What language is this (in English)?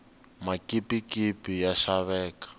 Tsonga